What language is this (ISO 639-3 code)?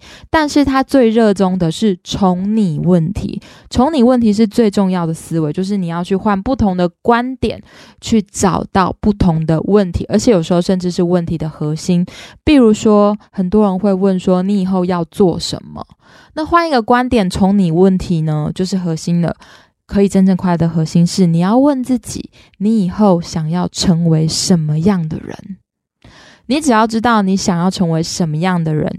zho